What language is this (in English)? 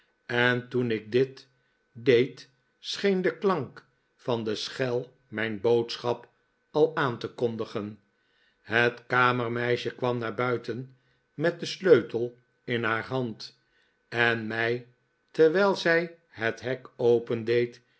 Dutch